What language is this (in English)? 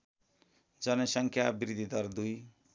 Nepali